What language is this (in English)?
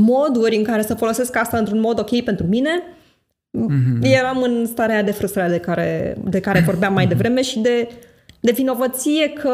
Romanian